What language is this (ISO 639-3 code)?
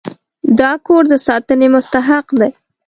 pus